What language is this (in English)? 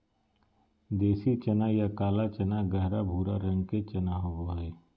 Magahi